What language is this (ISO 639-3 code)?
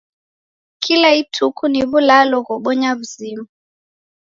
dav